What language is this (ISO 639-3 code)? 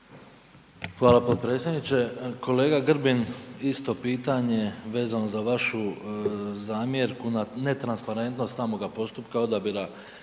hrv